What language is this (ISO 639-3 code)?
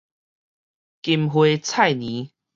nan